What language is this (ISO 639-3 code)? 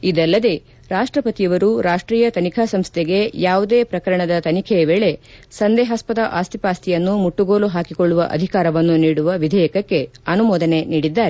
kan